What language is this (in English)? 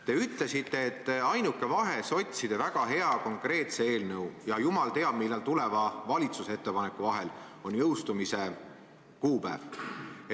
Estonian